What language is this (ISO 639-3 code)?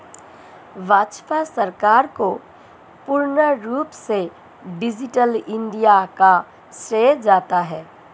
hin